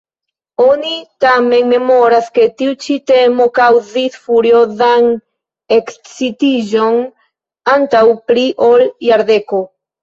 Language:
Esperanto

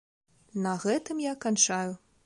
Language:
Belarusian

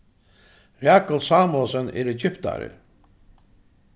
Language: Faroese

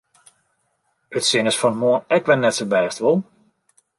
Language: Western Frisian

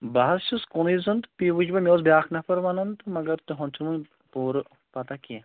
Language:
Kashmiri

